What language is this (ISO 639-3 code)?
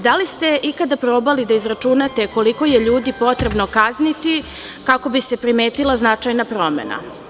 srp